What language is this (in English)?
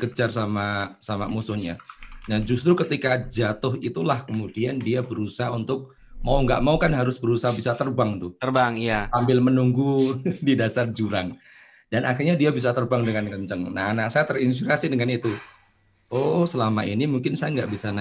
Indonesian